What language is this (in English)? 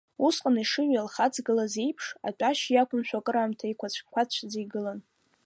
Abkhazian